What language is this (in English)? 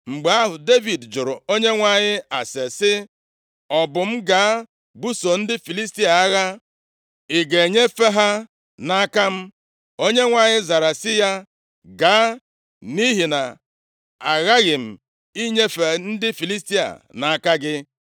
Igbo